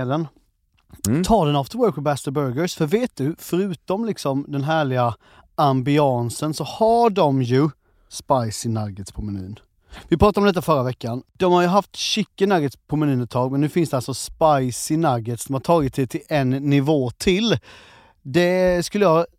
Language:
Swedish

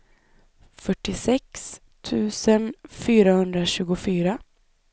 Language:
Swedish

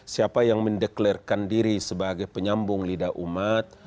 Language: Indonesian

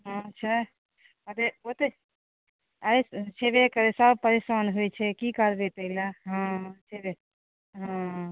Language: Maithili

